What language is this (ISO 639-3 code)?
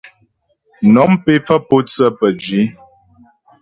bbj